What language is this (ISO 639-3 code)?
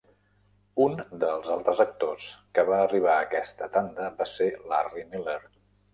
cat